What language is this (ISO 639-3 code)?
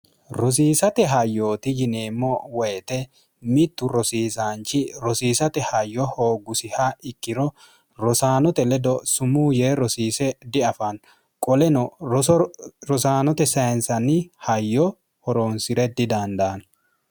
sid